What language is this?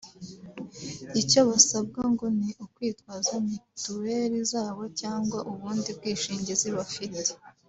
Kinyarwanda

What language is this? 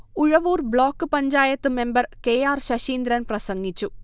Malayalam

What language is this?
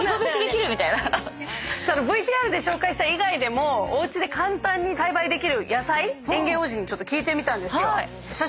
Japanese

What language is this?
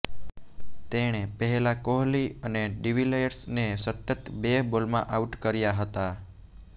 Gujarati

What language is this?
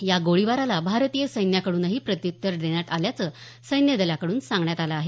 Marathi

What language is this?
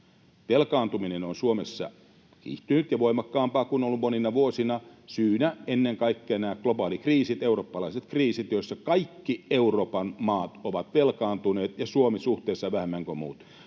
Finnish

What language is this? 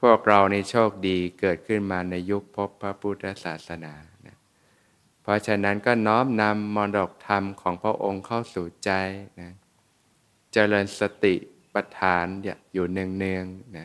Thai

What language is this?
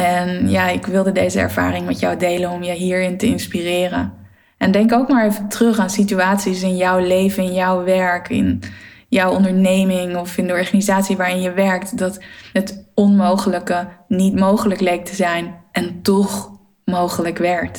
Dutch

